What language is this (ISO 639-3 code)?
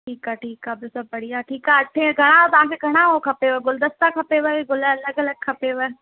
snd